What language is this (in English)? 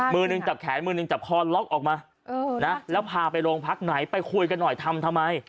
Thai